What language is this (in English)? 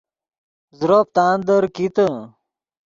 Yidgha